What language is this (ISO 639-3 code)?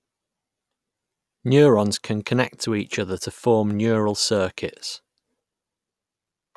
eng